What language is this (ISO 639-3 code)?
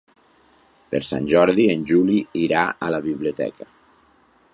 cat